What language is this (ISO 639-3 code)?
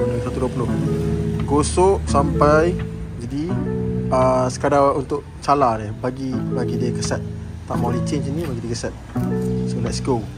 msa